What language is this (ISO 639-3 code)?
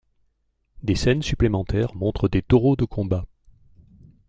fra